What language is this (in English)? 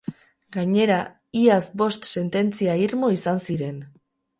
Basque